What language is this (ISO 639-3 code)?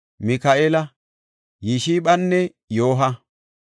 gof